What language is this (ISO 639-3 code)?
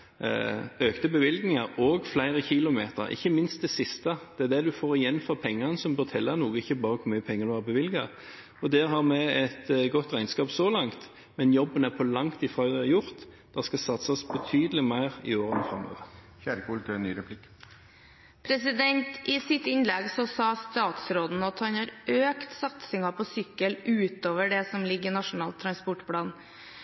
nob